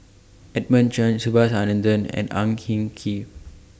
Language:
English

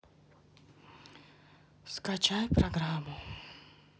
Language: Russian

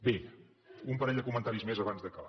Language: Catalan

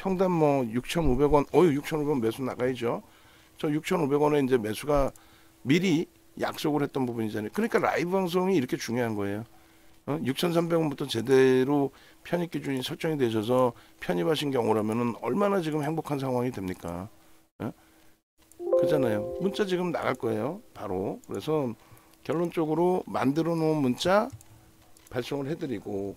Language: Korean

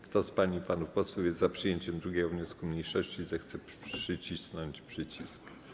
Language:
Polish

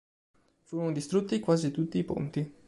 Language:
Italian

